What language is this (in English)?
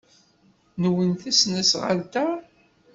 Kabyle